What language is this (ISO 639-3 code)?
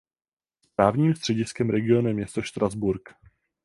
ces